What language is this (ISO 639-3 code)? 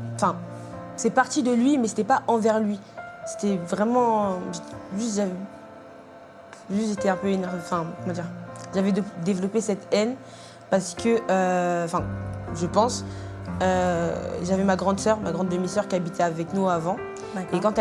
fra